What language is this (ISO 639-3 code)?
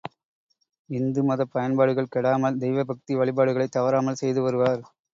tam